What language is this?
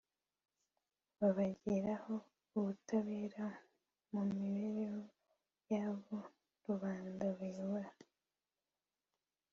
Kinyarwanda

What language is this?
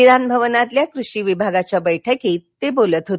Marathi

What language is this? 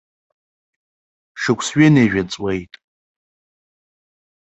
Abkhazian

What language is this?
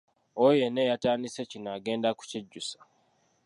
Ganda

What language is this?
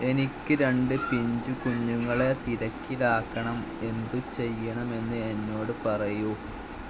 Malayalam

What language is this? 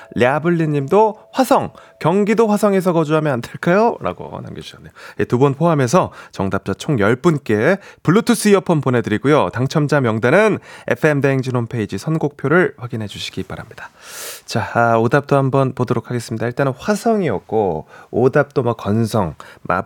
Korean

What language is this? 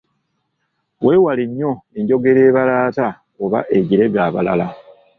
Ganda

